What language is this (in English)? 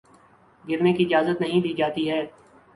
Urdu